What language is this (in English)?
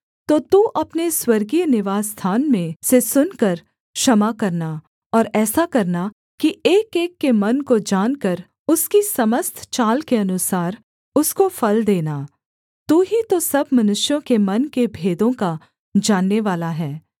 Hindi